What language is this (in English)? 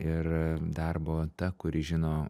Lithuanian